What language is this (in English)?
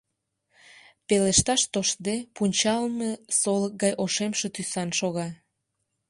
Mari